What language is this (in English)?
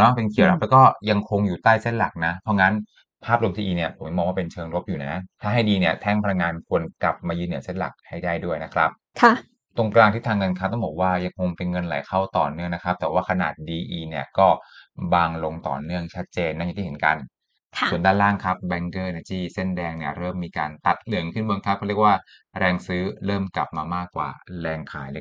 Thai